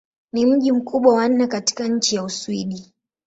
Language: Swahili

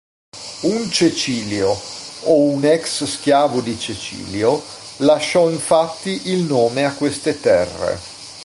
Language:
Italian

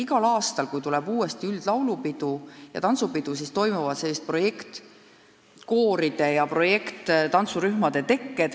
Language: Estonian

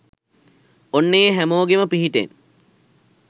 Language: Sinhala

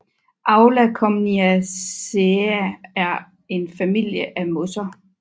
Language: Danish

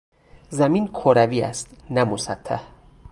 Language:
Persian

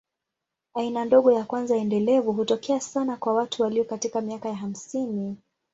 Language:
Swahili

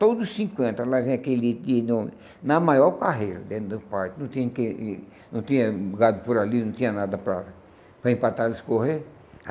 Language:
Portuguese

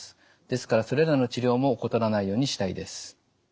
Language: Japanese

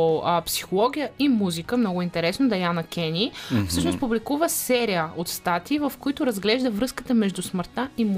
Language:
Bulgarian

